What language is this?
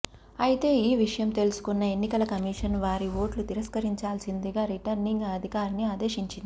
Telugu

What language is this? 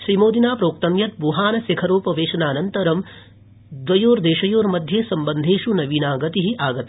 Sanskrit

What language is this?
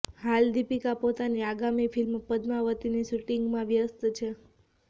Gujarati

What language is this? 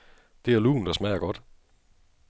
Danish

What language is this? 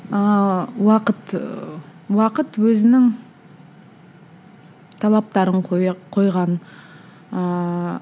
Kazakh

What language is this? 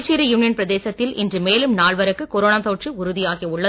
Tamil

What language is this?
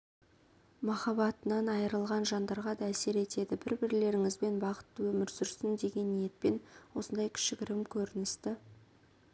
Kazakh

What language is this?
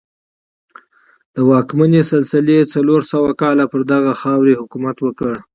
Pashto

